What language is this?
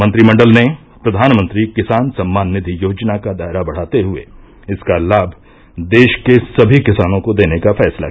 Hindi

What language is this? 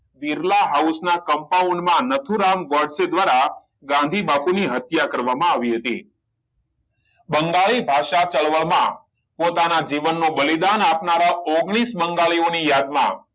Gujarati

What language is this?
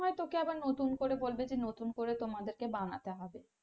Bangla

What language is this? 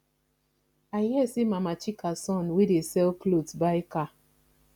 Nigerian Pidgin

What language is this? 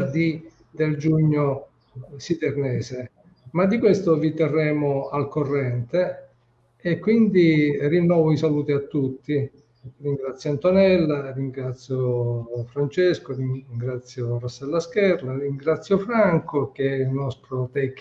Italian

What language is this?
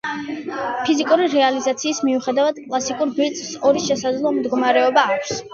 Georgian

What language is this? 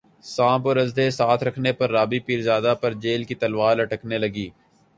Urdu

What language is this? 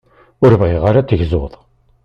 Kabyle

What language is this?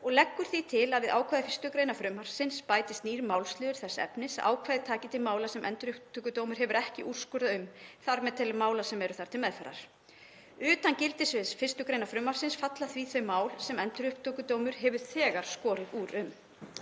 Icelandic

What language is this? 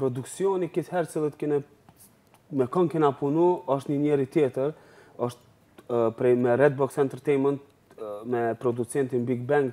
Romanian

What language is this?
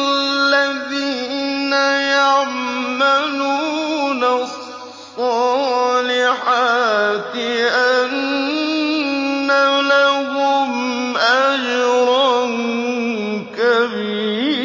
Arabic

